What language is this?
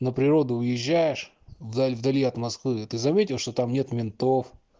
Russian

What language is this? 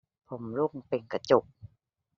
Thai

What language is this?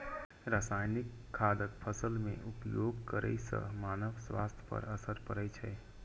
Maithili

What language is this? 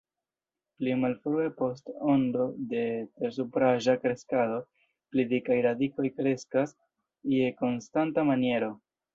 Esperanto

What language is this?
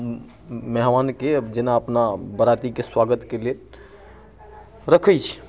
Maithili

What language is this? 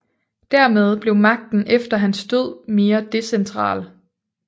Danish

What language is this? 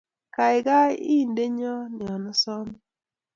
Kalenjin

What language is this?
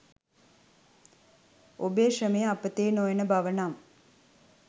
Sinhala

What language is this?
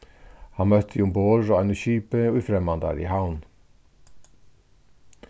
Faroese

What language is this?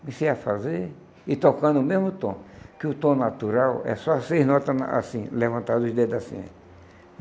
Portuguese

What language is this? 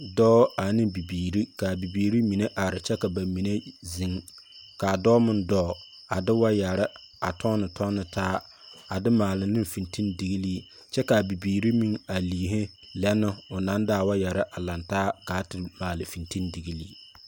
Southern Dagaare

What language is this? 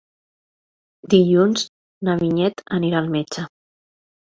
Catalan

